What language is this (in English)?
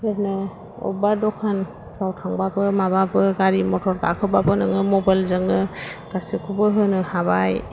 Bodo